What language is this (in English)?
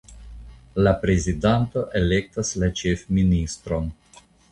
Esperanto